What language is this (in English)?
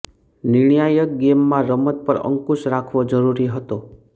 Gujarati